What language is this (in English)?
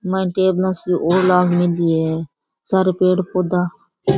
Rajasthani